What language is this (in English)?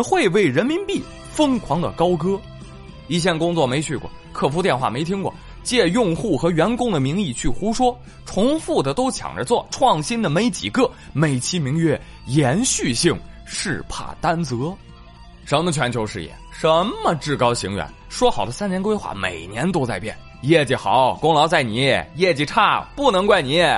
Chinese